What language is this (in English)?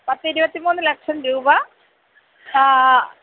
Malayalam